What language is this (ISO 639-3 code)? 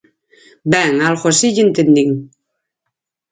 glg